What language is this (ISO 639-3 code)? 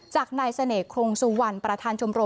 tha